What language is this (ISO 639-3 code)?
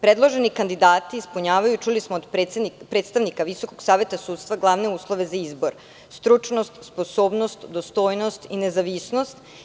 srp